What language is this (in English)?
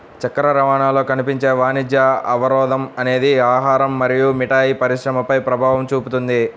Telugu